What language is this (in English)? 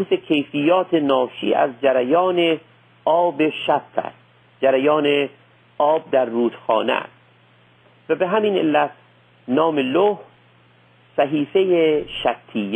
Persian